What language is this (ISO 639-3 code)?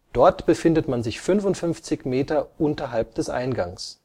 deu